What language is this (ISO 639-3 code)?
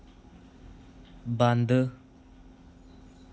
doi